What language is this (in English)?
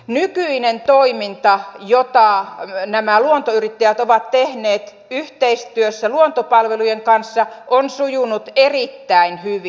Finnish